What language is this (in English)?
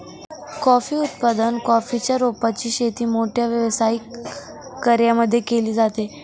Marathi